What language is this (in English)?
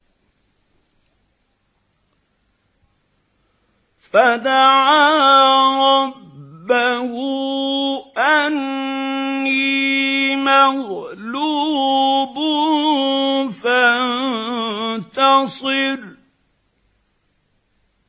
Arabic